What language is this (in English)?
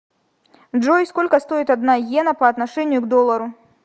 Russian